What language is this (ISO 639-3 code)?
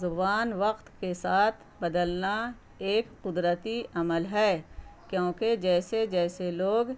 urd